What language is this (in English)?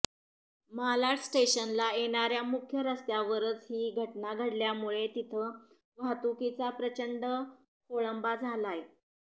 Marathi